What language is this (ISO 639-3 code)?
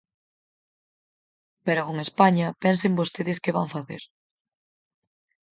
glg